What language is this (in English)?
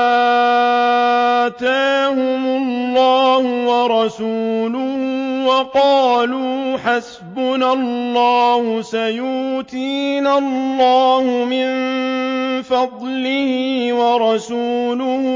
Arabic